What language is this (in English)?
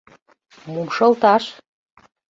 Mari